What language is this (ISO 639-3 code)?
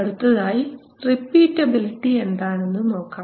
mal